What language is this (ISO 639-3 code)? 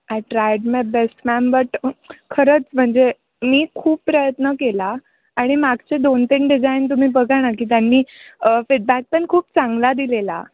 mar